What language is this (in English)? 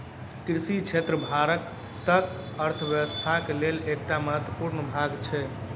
Maithili